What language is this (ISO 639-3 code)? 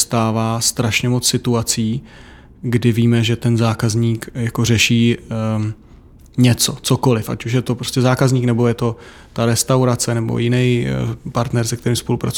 ces